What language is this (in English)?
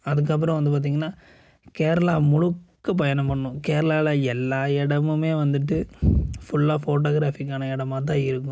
Tamil